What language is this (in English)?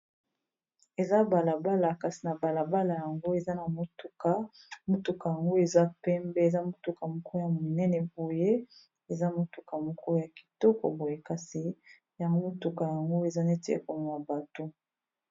Lingala